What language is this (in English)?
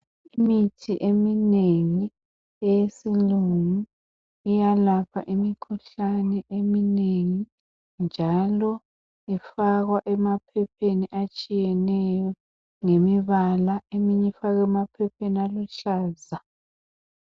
North Ndebele